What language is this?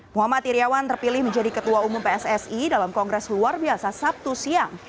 Indonesian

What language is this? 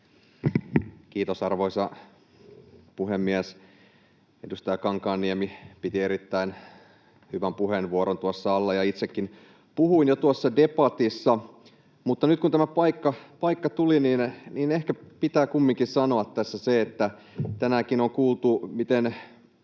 Finnish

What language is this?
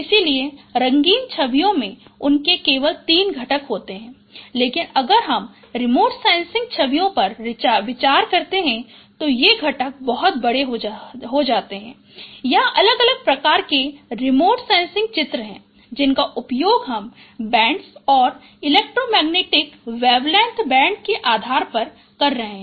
Hindi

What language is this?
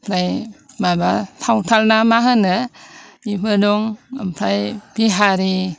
Bodo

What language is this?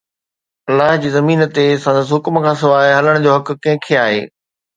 Sindhi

